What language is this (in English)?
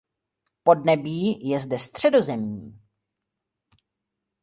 Czech